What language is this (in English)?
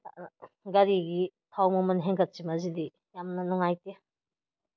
Manipuri